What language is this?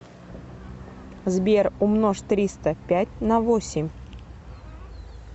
Russian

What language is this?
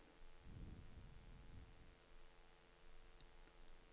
Norwegian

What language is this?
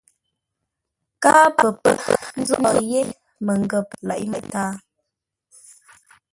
Ngombale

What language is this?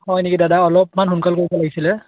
Assamese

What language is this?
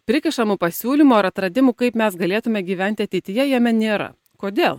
Lithuanian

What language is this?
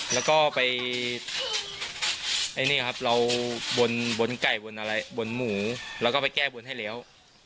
Thai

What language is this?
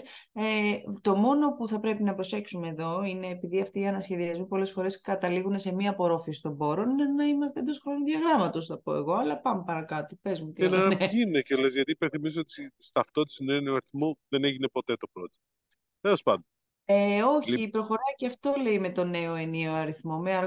Greek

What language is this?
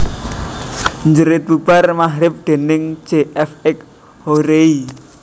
Javanese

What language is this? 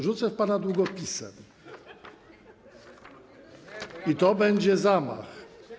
Polish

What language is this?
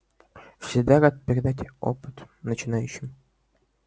Russian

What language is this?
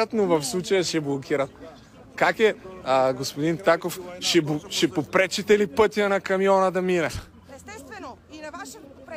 Bulgarian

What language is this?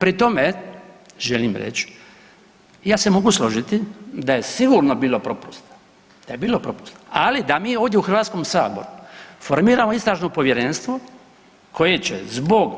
Croatian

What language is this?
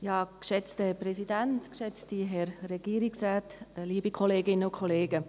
Swiss German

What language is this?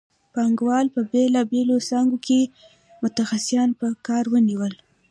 Pashto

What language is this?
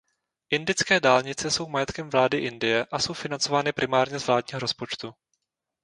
Czech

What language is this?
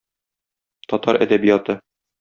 Tatar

